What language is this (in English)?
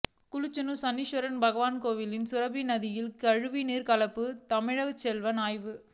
Tamil